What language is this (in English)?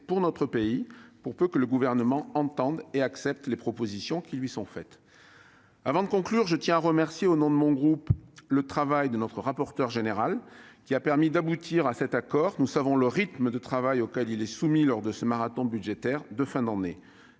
French